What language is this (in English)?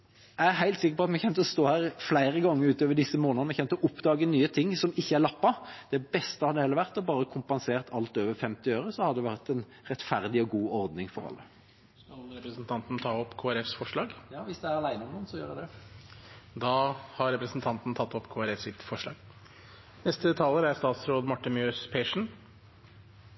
Norwegian Bokmål